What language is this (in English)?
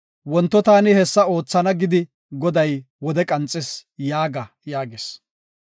Gofa